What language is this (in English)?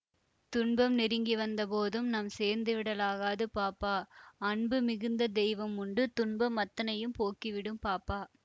Tamil